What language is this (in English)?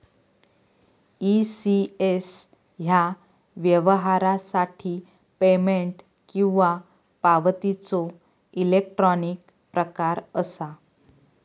Marathi